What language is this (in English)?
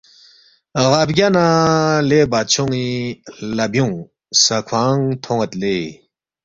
Balti